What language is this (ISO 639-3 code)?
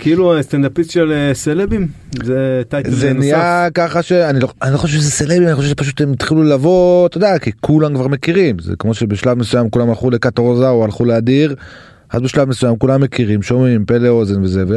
heb